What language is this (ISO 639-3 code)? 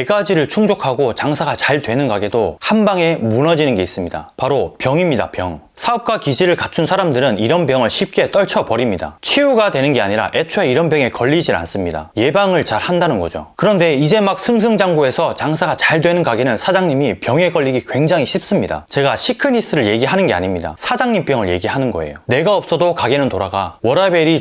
kor